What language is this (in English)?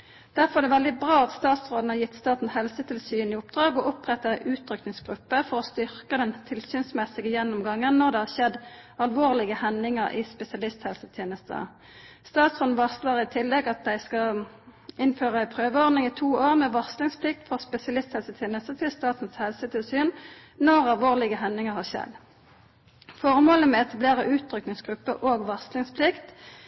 Norwegian Nynorsk